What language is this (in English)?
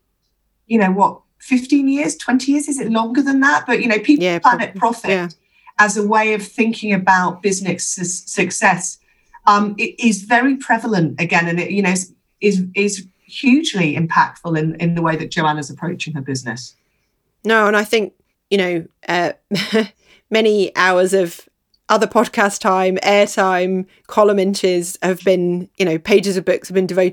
English